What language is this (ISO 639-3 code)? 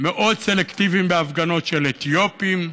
heb